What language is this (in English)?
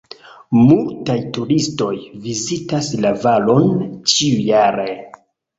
Esperanto